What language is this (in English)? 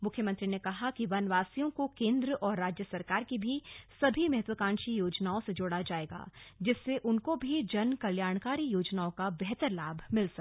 Hindi